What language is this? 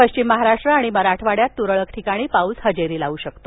Marathi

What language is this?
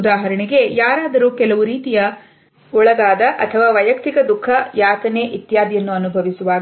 Kannada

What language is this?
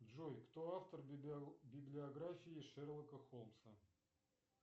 Russian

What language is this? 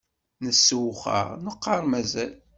Kabyle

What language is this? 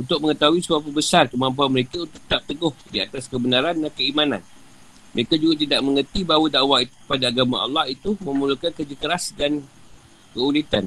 Malay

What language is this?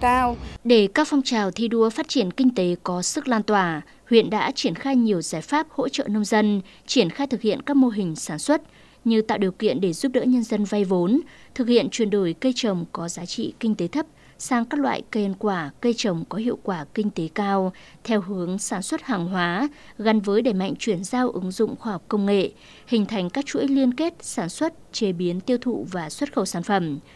Vietnamese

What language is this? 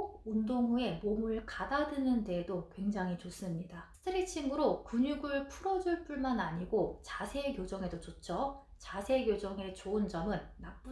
Korean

